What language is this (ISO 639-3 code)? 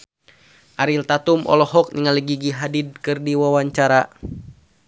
sun